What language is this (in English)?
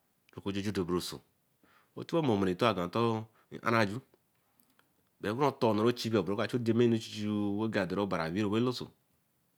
Eleme